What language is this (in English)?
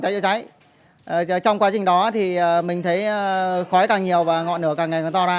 Vietnamese